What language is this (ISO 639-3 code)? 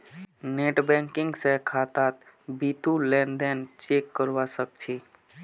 mag